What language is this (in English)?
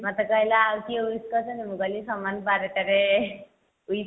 Odia